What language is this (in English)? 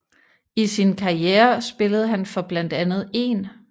Danish